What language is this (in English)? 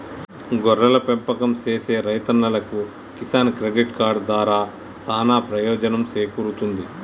Telugu